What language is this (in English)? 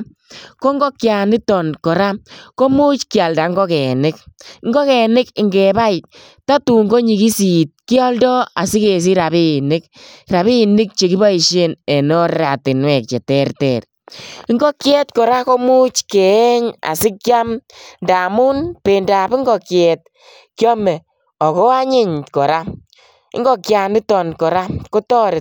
Kalenjin